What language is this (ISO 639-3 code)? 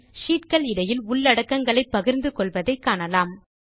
tam